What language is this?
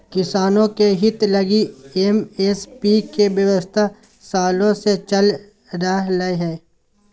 Magahi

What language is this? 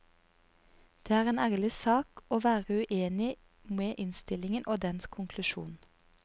Norwegian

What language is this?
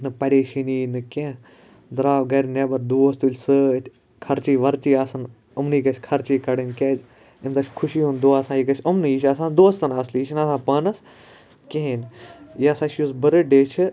Kashmiri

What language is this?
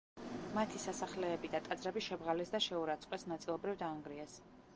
Georgian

